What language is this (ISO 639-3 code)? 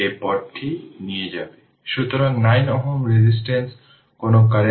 ben